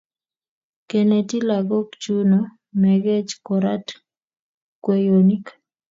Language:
Kalenjin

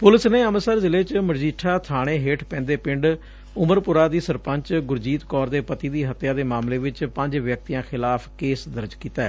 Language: Punjabi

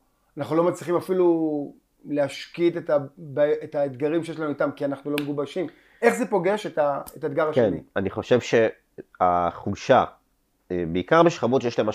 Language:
Hebrew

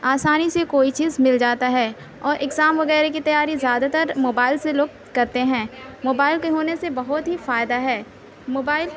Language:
Urdu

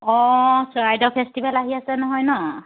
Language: Assamese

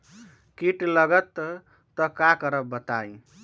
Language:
Magahi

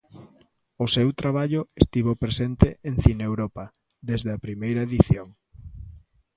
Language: Galician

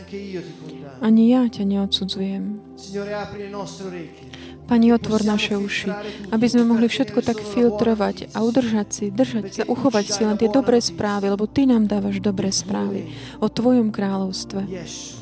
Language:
Slovak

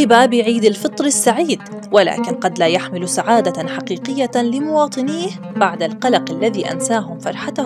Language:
Arabic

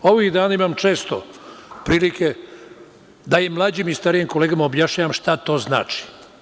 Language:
Serbian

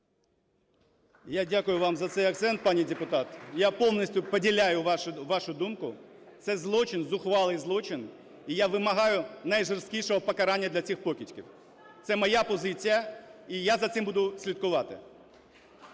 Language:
Ukrainian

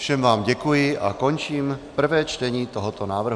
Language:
Czech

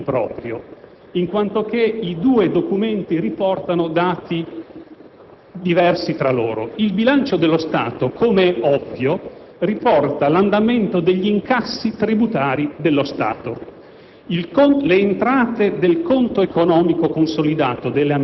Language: Italian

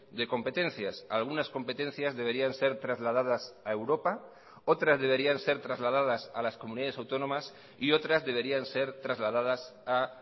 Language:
Spanish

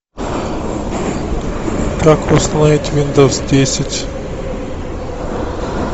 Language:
Russian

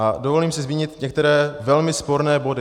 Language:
Czech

